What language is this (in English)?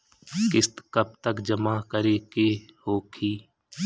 Bhojpuri